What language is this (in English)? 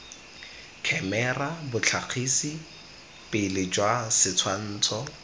Tswana